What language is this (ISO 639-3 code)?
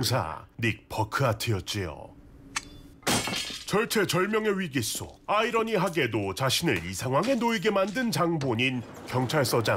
kor